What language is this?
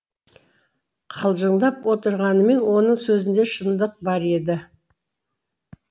Kazakh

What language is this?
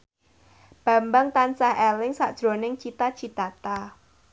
Javanese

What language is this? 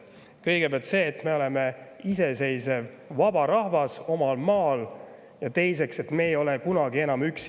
Estonian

